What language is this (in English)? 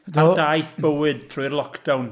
Welsh